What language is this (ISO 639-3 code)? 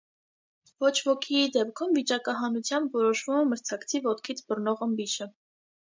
hye